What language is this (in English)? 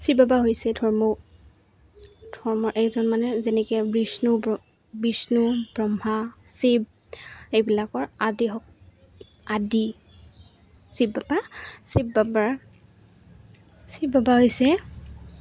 Assamese